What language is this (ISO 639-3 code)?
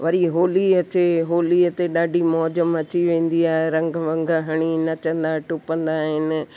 snd